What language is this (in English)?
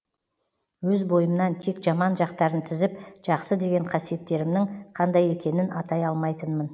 Kazakh